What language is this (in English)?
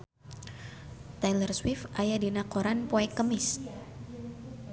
Sundanese